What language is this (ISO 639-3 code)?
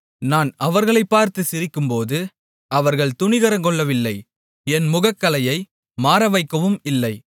tam